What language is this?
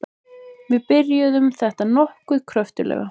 Icelandic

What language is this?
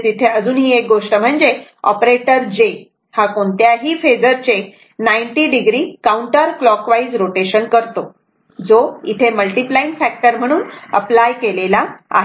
Marathi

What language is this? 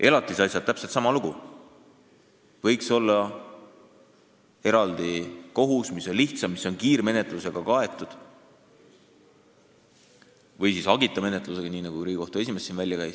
Estonian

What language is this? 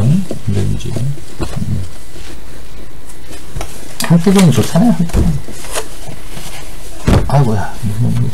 Korean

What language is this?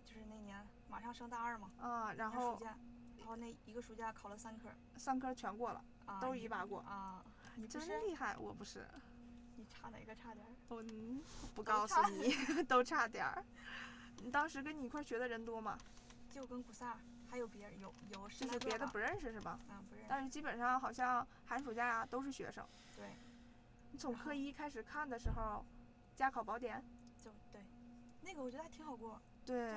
Chinese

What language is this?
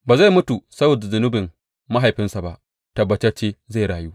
Hausa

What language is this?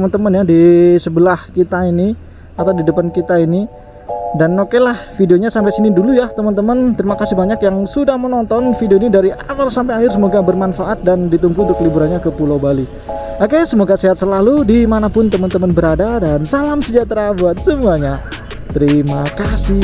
Indonesian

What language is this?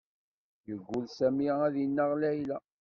Kabyle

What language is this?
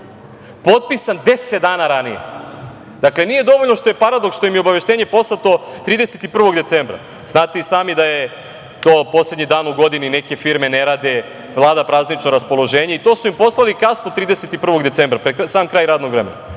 Serbian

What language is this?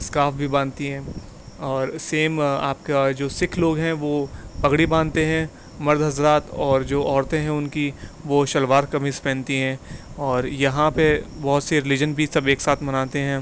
Urdu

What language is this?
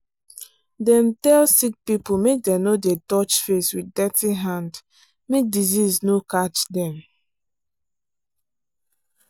Nigerian Pidgin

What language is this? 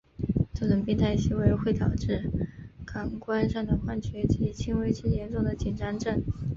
Chinese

